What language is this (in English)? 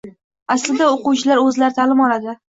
Uzbek